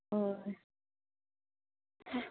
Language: Manipuri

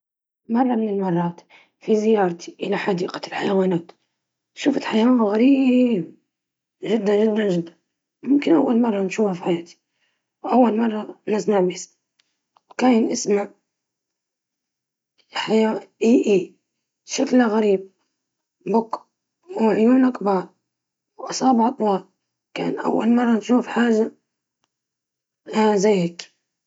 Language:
Libyan Arabic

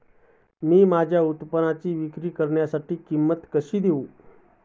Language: Marathi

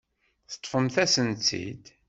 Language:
Kabyle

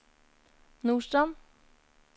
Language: Norwegian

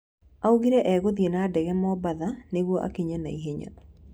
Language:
Kikuyu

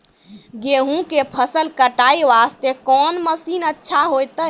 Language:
Maithili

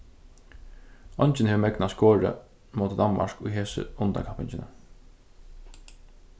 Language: Faroese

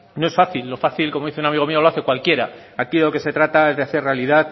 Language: Spanish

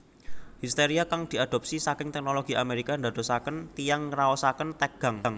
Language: Javanese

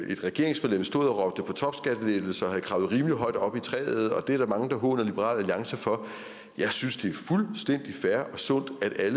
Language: Danish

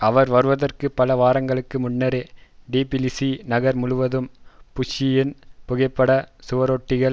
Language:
Tamil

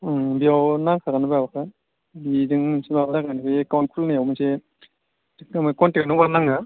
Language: Bodo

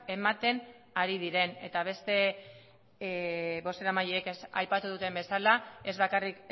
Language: Basque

